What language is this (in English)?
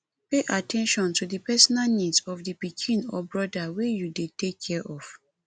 Nigerian Pidgin